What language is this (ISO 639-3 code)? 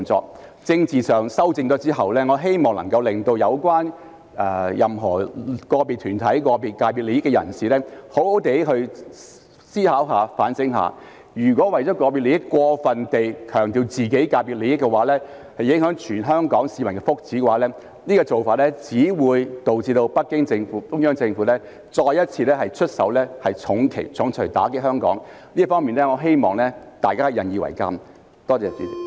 yue